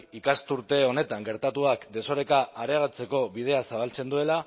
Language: Basque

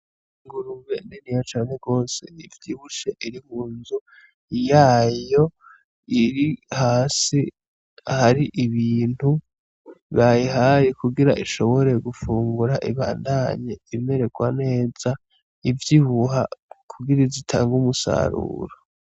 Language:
Rundi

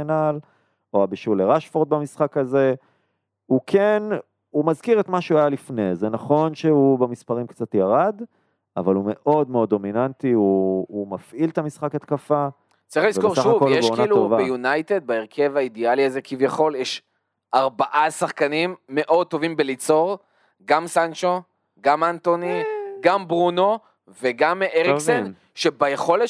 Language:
Hebrew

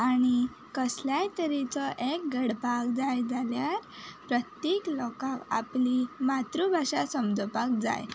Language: Konkani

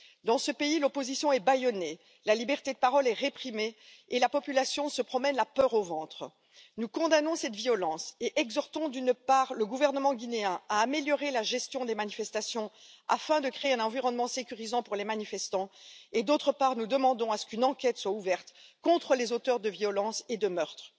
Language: French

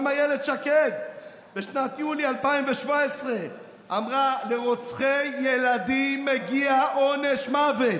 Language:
Hebrew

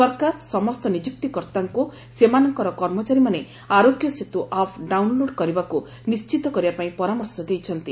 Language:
Odia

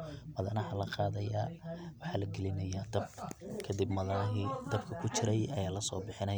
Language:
Somali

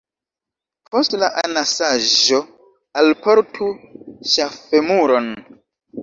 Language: Esperanto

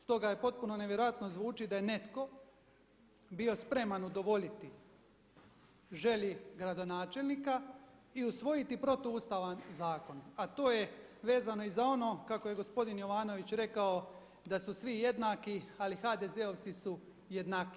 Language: Croatian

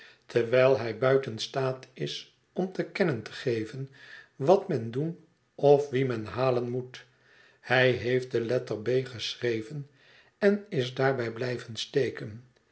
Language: Dutch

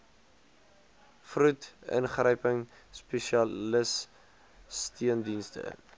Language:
Afrikaans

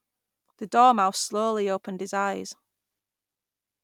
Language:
English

